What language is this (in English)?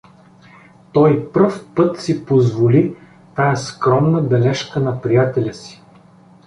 Bulgarian